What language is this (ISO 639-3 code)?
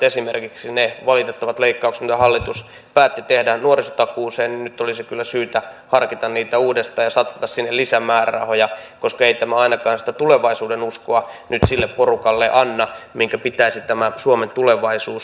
fin